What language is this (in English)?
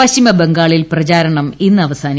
Malayalam